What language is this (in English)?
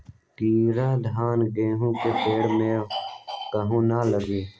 Magahi